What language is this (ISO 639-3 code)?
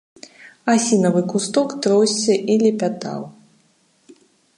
bel